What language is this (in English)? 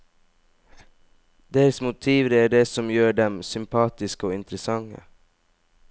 Norwegian